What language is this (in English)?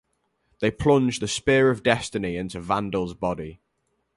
English